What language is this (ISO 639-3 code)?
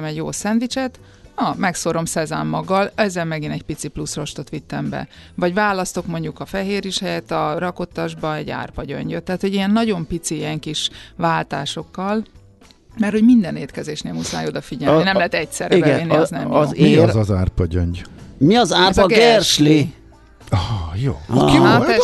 hun